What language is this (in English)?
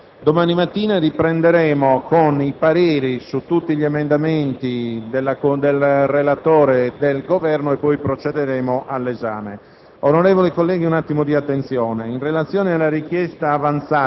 Italian